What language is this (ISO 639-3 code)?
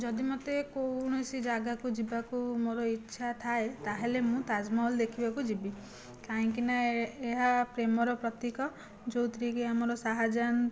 ori